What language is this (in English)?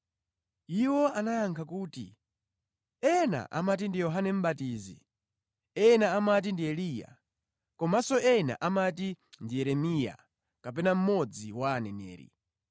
Nyanja